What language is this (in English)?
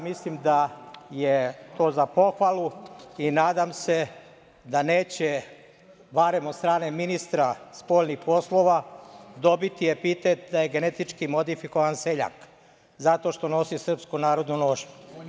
Serbian